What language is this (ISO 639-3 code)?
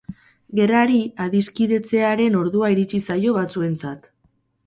eus